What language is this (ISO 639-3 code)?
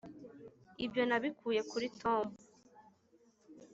kin